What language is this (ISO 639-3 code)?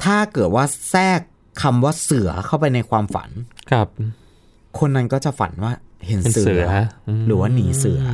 tha